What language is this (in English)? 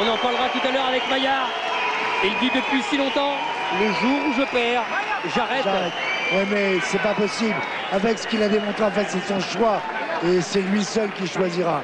French